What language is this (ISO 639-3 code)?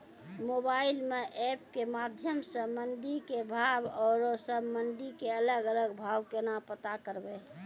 mai